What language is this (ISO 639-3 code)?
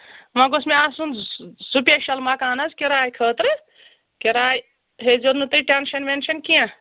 kas